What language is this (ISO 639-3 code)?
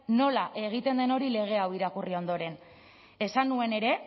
eus